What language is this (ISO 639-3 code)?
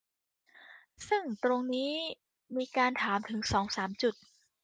tha